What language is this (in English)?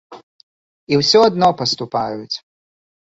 Belarusian